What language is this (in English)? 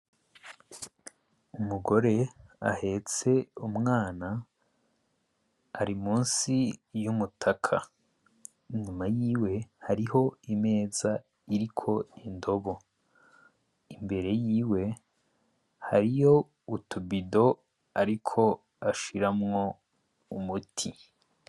Rundi